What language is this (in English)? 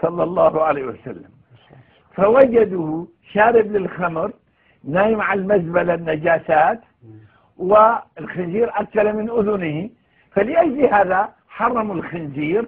Arabic